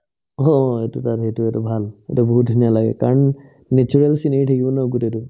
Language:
Assamese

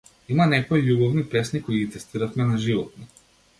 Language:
Macedonian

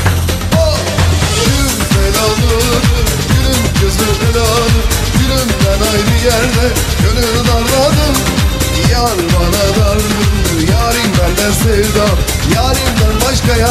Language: Turkish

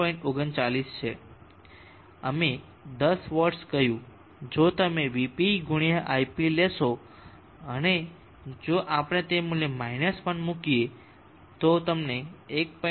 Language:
Gujarati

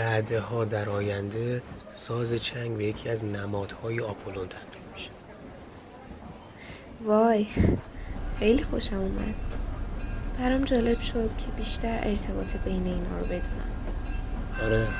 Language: Persian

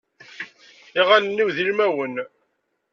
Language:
Kabyle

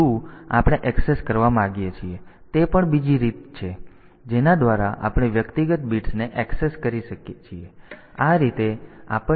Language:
Gujarati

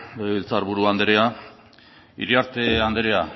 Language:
Basque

